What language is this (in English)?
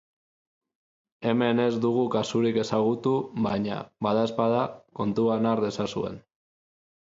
Basque